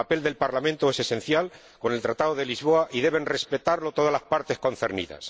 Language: Spanish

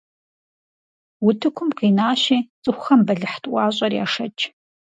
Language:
Kabardian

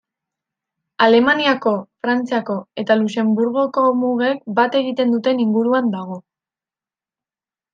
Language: Basque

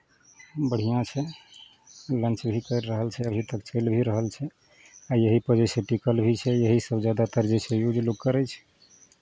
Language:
Maithili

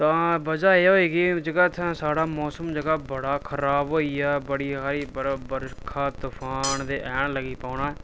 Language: Dogri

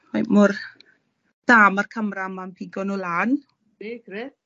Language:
Welsh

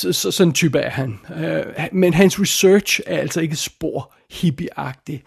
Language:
Danish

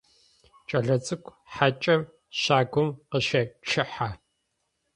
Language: Adyghe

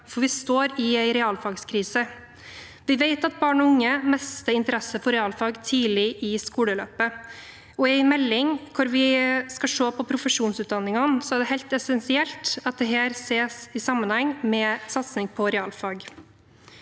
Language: Norwegian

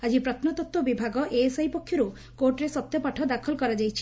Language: Odia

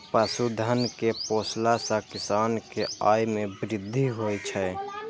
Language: Maithili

